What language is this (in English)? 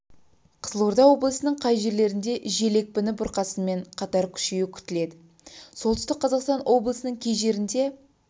Kazakh